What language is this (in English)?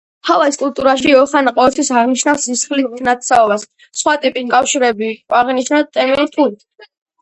Georgian